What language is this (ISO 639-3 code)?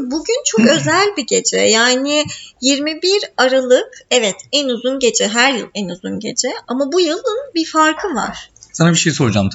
tur